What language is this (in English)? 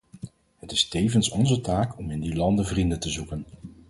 Dutch